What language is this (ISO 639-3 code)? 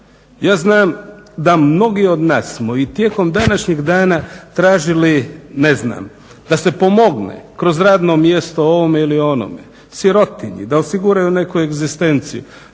hrv